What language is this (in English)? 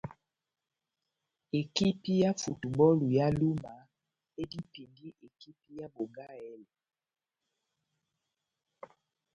Batanga